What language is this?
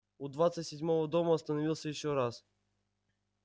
Russian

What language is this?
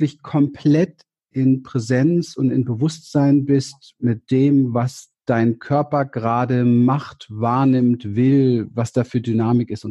German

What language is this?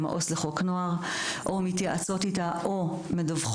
Hebrew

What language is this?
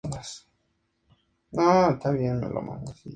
Spanish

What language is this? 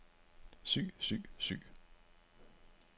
Danish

